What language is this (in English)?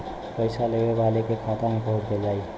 Bhojpuri